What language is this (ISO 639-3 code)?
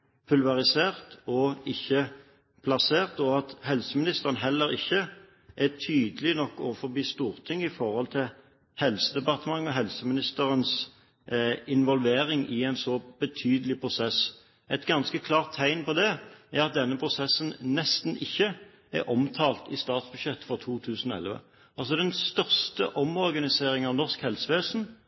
nob